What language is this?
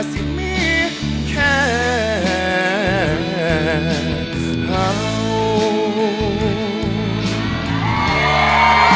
Thai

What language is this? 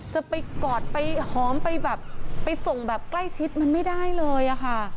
Thai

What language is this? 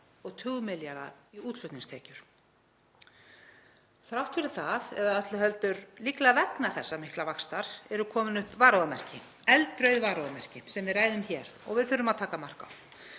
Icelandic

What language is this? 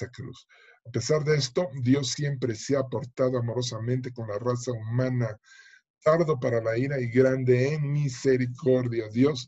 Spanish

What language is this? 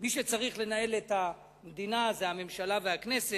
Hebrew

